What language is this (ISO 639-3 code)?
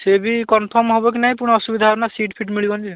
ori